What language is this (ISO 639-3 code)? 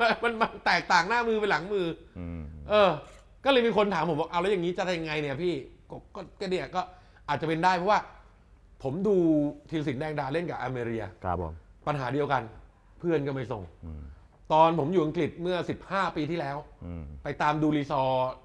tha